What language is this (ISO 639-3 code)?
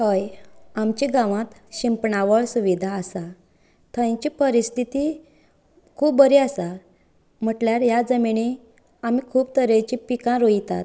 kok